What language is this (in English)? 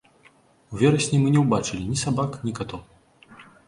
Belarusian